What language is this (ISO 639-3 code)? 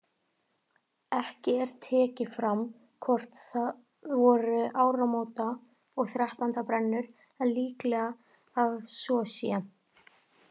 isl